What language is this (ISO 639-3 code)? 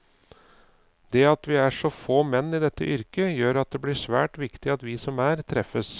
nor